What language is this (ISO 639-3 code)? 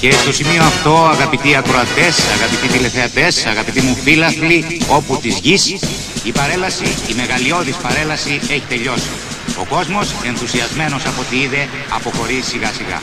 ell